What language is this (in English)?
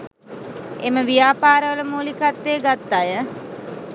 Sinhala